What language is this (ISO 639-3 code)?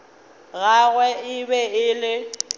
nso